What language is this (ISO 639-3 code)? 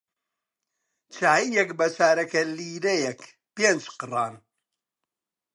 ckb